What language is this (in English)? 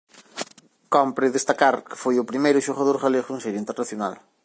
Galician